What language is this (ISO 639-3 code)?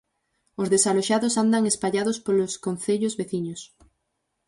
glg